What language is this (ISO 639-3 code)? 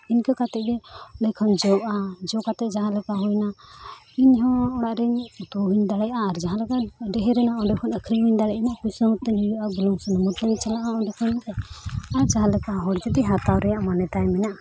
sat